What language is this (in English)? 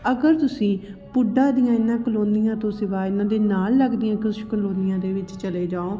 Punjabi